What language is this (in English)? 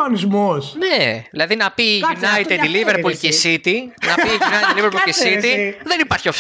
Greek